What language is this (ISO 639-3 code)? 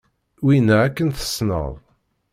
kab